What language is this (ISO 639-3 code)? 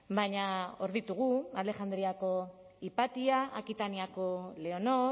eus